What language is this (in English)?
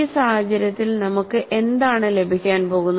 Malayalam